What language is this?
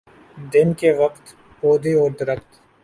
Urdu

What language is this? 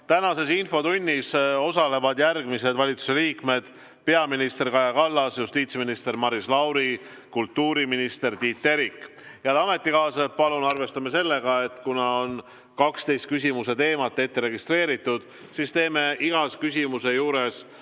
Estonian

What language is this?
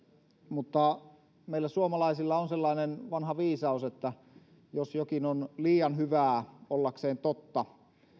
Finnish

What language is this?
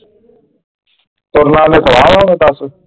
Punjabi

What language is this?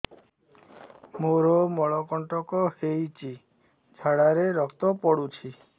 Odia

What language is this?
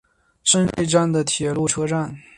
Chinese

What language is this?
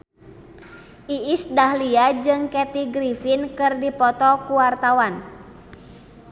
Sundanese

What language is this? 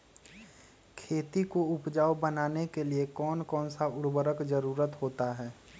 Magahi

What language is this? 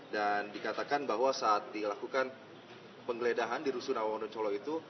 Indonesian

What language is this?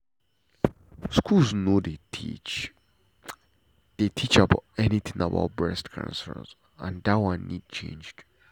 Nigerian Pidgin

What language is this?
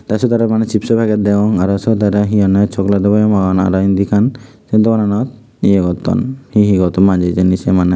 Chakma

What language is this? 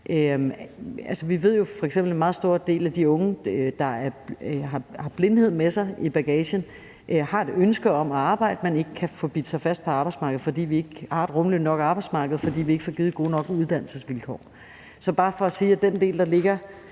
Danish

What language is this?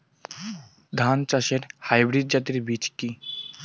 Bangla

